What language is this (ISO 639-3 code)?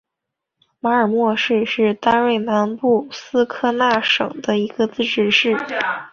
zho